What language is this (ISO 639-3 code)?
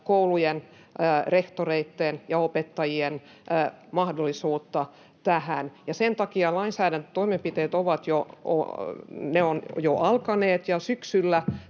fin